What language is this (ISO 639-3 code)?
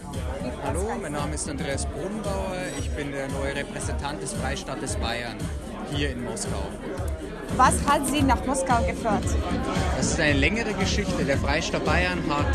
deu